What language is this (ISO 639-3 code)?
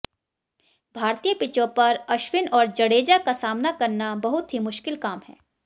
hin